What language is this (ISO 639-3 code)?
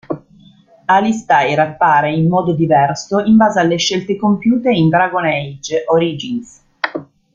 ita